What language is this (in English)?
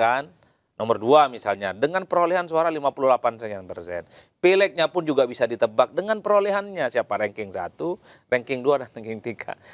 Indonesian